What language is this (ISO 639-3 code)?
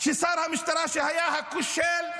heb